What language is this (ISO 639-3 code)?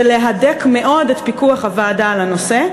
heb